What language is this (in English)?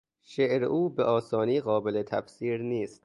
Persian